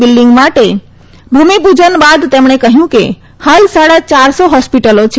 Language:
Gujarati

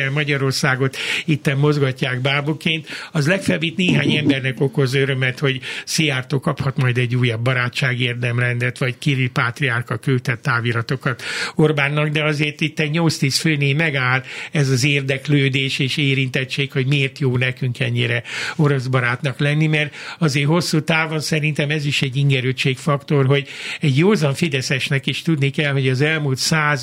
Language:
Hungarian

